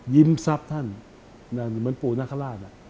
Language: Thai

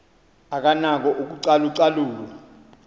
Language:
Xhosa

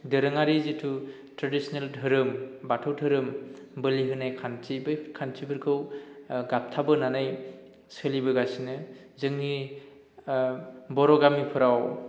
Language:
Bodo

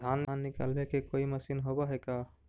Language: Magahi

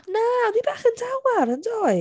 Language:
Welsh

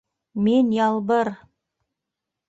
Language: Bashkir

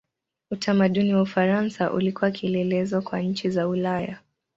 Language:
Swahili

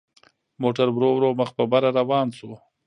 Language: Pashto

